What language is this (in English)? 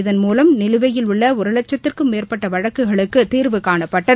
Tamil